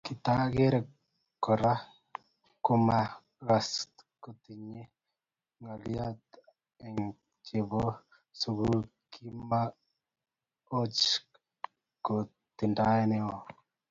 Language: Kalenjin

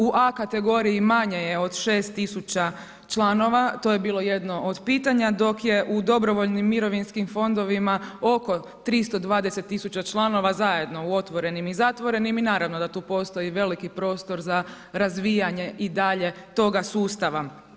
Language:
Croatian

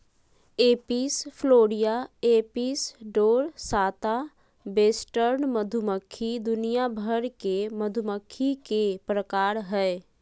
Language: Magahi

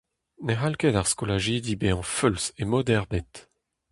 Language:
Breton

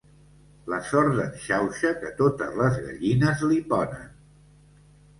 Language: Catalan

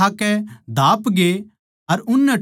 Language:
Haryanvi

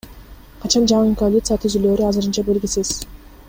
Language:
Kyrgyz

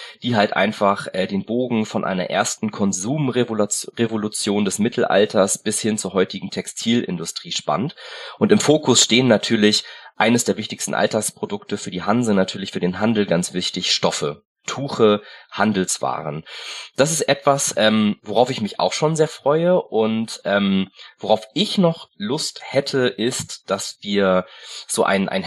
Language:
German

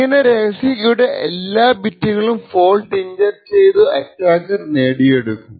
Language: Malayalam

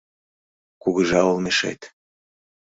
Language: Mari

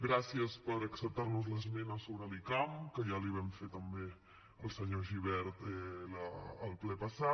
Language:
Catalan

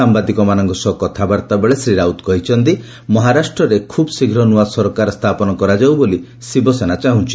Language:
Odia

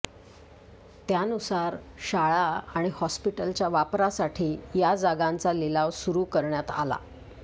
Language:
Marathi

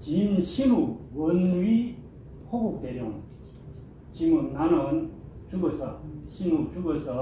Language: Korean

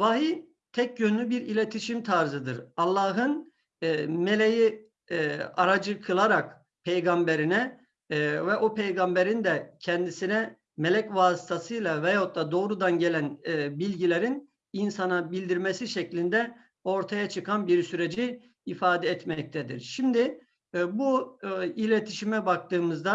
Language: Turkish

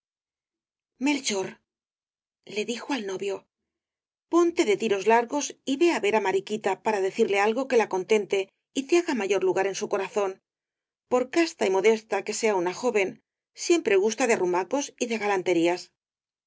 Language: Spanish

